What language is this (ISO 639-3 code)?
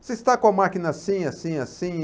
por